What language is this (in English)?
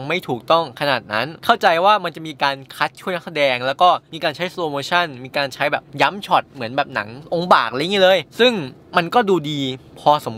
Thai